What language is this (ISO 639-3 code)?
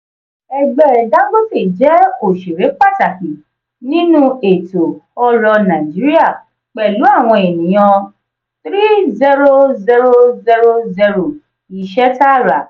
yor